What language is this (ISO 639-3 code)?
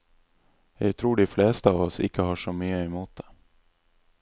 nor